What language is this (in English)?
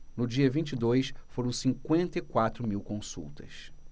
Portuguese